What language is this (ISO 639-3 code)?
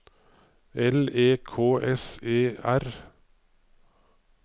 nor